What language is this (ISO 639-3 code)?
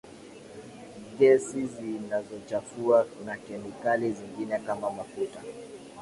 swa